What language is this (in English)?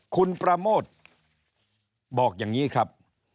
Thai